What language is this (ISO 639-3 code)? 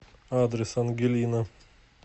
rus